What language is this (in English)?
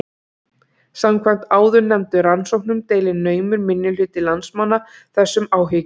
Icelandic